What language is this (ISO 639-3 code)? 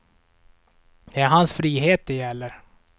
swe